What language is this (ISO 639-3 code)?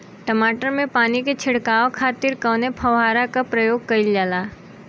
bho